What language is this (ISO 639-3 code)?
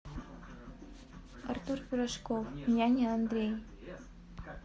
rus